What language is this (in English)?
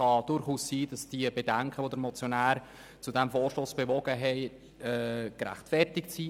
Swiss German